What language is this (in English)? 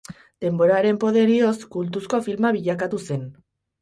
Basque